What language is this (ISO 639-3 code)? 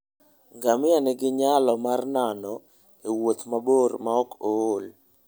luo